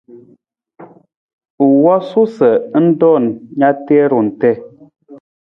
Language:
Nawdm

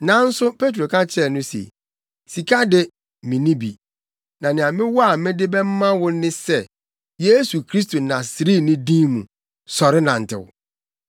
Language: Akan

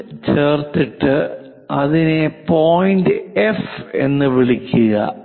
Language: Malayalam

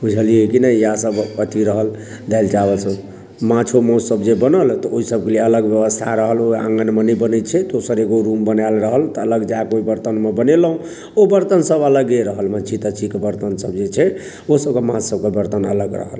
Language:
Maithili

